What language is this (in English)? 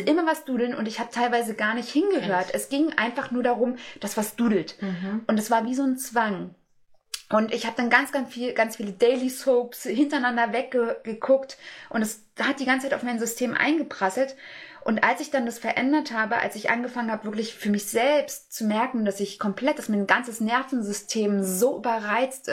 German